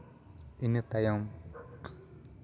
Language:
Santali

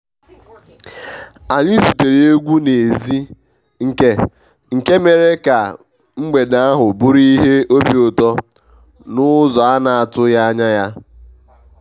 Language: Igbo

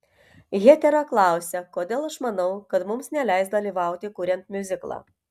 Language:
Lithuanian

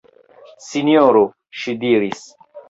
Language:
Esperanto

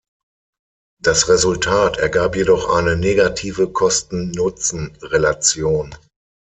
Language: German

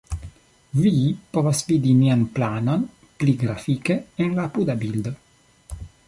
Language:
Esperanto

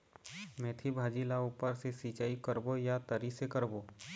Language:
Chhattisgarhi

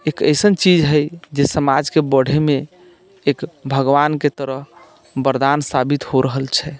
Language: Maithili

